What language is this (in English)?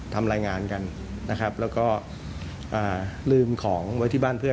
Thai